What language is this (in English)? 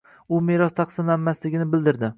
Uzbek